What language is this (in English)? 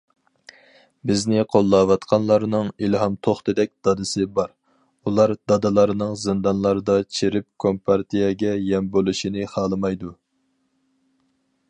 Uyghur